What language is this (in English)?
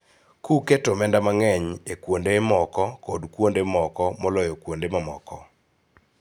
Luo (Kenya and Tanzania)